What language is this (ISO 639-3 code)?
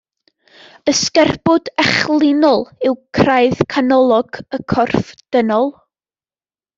cym